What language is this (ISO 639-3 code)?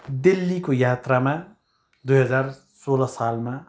nep